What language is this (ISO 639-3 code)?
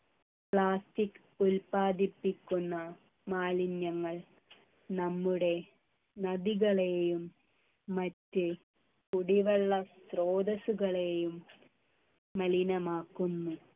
mal